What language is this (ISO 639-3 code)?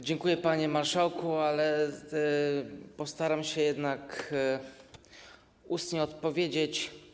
pol